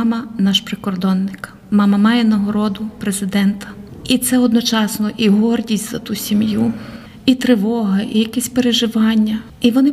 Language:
Ukrainian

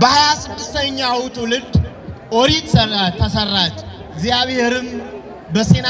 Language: Arabic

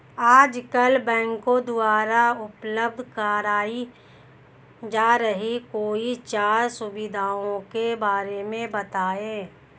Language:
Hindi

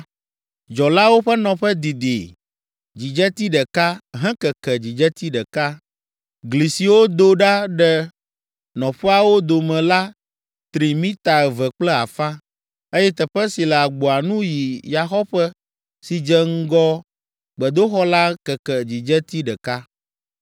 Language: Ewe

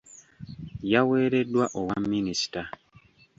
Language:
Ganda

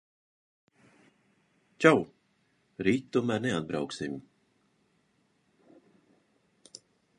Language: Latvian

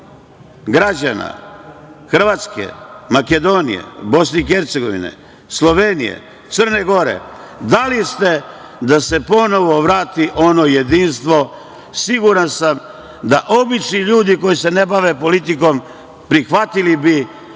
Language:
Serbian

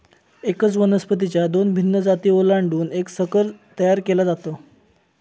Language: Marathi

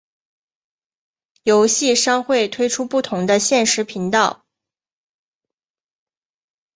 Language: Chinese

